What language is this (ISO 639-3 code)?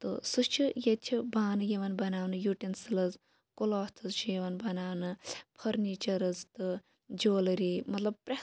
kas